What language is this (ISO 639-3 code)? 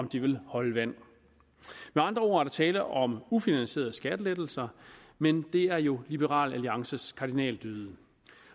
dan